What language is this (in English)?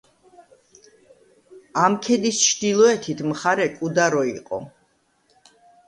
Georgian